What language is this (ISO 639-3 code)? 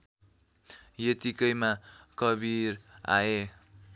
nep